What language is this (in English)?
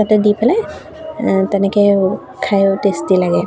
Assamese